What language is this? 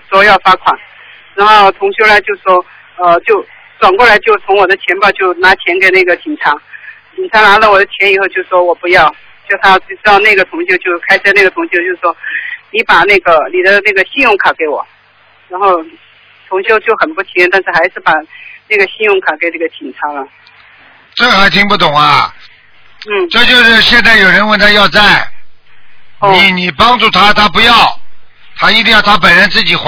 Chinese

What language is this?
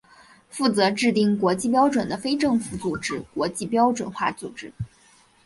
Chinese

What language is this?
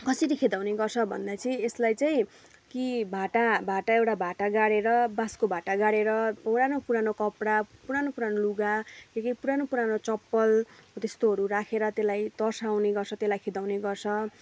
Nepali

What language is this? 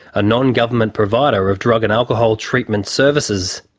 English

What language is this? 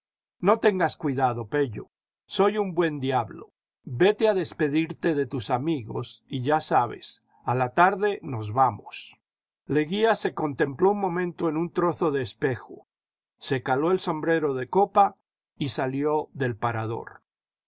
Spanish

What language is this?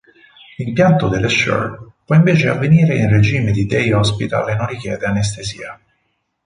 Italian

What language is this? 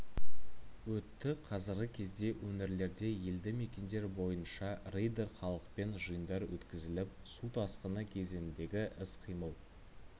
Kazakh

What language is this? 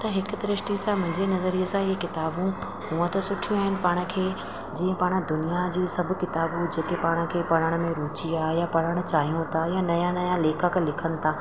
Sindhi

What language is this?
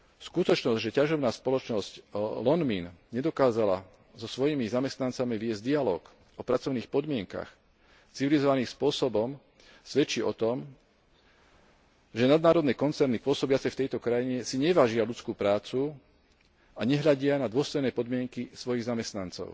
Slovak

